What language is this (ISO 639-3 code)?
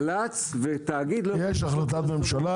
heb